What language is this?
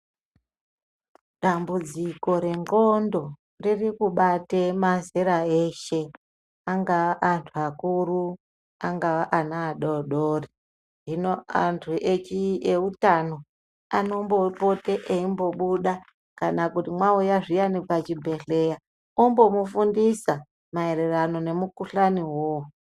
Ndau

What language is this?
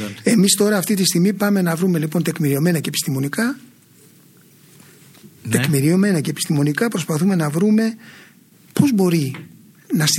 Greek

